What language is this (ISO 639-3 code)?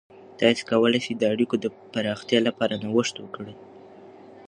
pus